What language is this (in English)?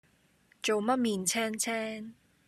Cantonese